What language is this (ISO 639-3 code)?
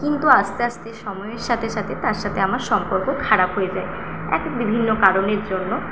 ben